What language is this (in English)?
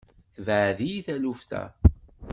Kabyle